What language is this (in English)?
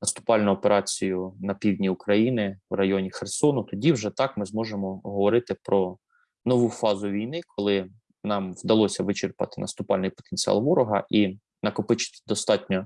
Ukrainian